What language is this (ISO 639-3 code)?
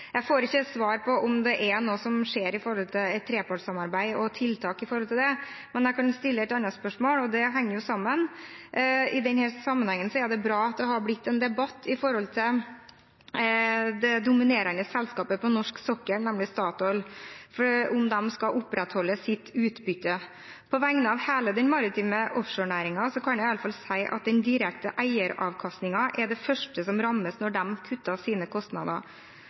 nob